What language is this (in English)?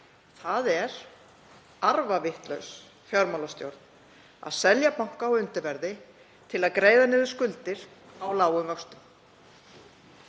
Icelandic